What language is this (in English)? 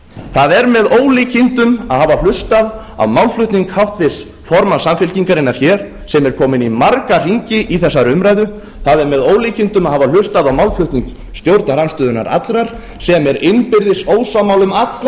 Icelandic